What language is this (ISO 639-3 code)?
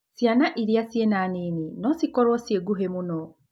kik